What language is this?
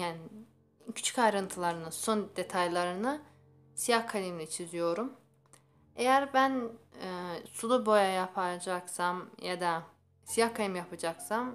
Turkish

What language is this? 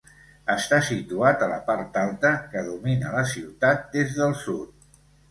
Catalan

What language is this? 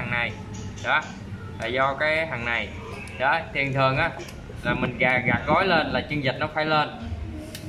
Vietnamese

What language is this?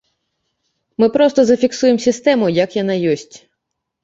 Belarusian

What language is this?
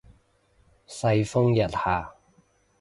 Cantonese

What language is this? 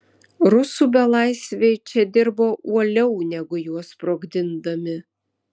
Lithuanian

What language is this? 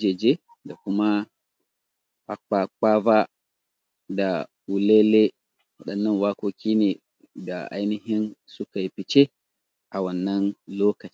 Hausa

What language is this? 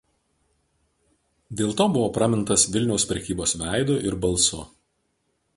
Lithuanian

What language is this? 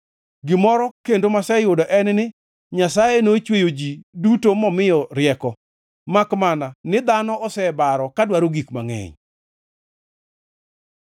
Luo (Kenya and Tanzania)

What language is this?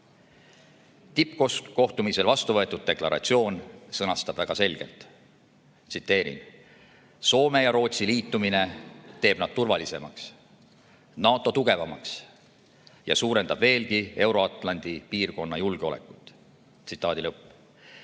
Estonian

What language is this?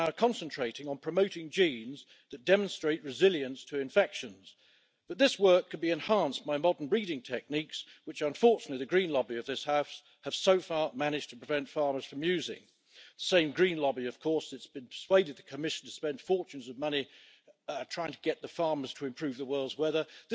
Dutch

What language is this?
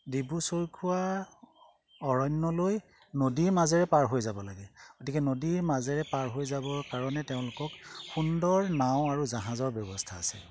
Assamese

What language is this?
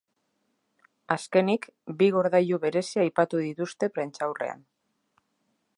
Basque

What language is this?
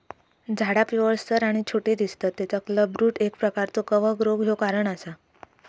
Marathi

